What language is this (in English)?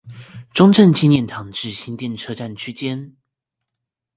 Chinese